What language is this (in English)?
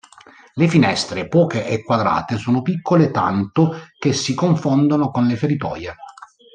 Italian